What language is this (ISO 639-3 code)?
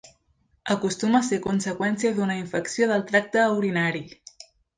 cat